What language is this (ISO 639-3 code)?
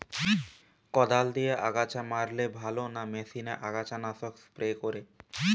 ben